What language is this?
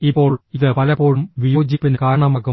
Malayalam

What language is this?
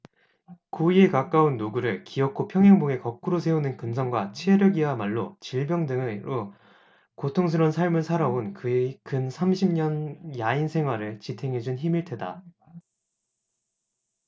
Korean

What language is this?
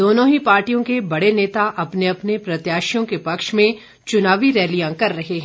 Hindi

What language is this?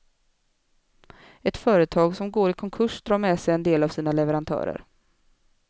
Swedish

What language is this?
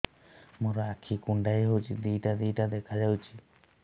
Odia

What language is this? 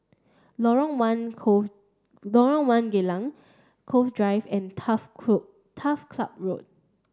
English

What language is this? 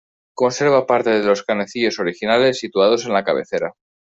Spanish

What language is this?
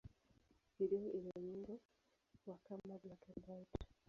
Swahili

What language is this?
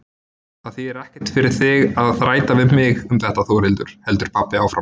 Icelandic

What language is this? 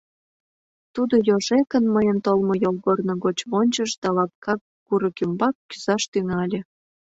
Mari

